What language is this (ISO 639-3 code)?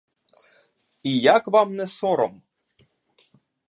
ukr